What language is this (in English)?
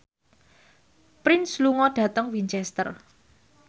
Javanese